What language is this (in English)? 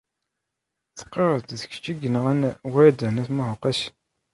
Kabyle